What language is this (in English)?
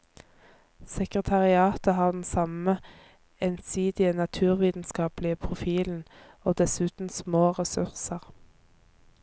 Norwegian